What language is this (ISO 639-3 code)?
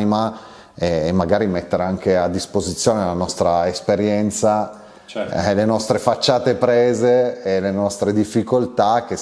ita